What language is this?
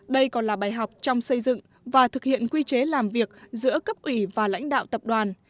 Vietnamese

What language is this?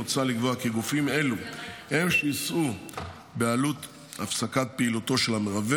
Hebrew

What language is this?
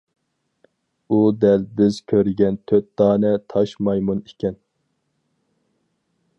Uyghur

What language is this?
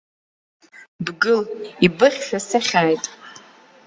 Abkhazian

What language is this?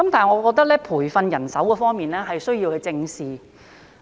Cantonese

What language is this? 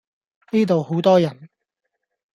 Cantonese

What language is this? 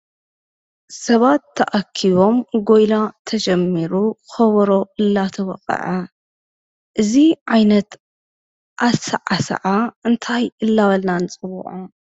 Tigrinya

